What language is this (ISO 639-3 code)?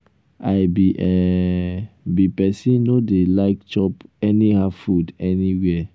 pcm